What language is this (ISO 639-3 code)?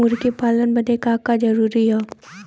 bho